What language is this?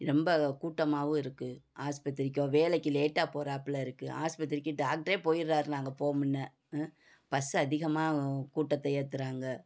Tamil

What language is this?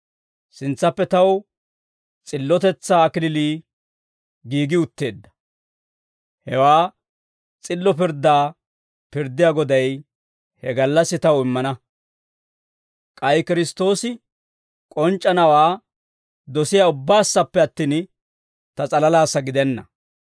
Dawro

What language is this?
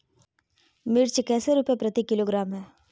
Magahi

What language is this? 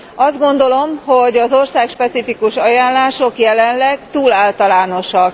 Hungarian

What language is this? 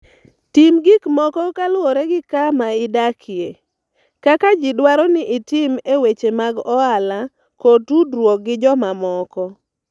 Luo (Kenya and Tanzania)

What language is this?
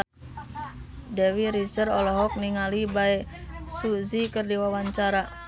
Sundanese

